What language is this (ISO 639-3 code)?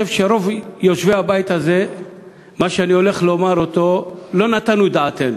heb